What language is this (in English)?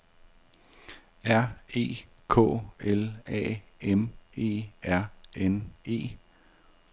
Danish